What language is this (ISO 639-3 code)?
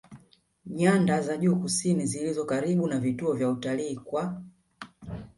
swa